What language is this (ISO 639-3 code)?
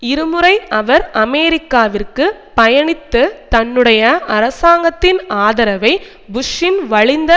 tam